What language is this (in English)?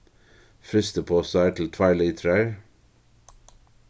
Faroese